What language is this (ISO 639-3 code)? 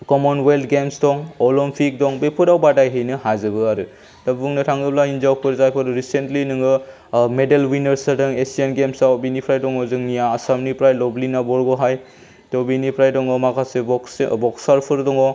brx